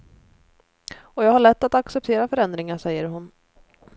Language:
Swedish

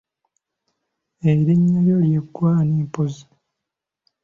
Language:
Ganda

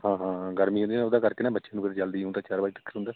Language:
Punjabi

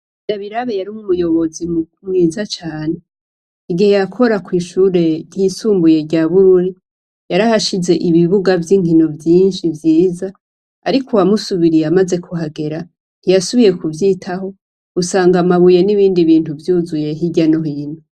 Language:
Rundi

